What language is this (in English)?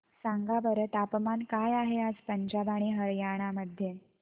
Marathi